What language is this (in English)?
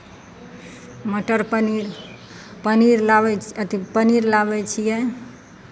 Maithili